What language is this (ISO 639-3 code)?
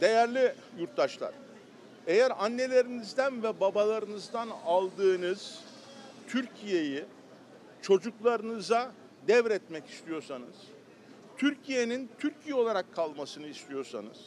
tur